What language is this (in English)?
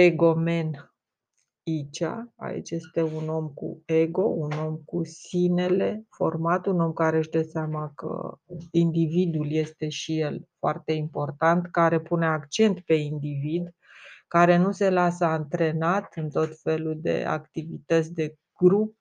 Romanian